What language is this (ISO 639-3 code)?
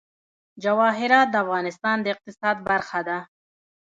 pus